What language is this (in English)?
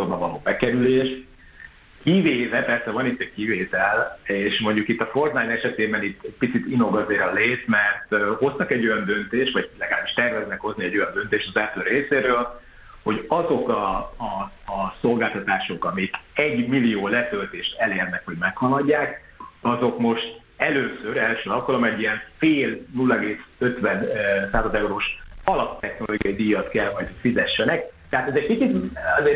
Hungarian